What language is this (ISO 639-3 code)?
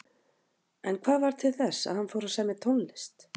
isl